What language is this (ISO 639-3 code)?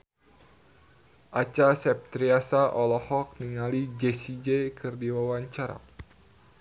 sun